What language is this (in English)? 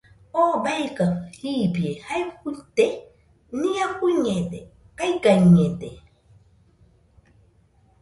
Nüpode Huitoto